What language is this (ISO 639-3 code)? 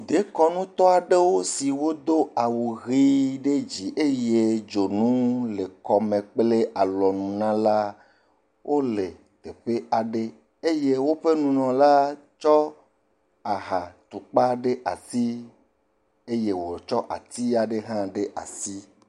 ewe